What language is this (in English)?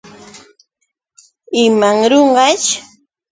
Yauyos Quechua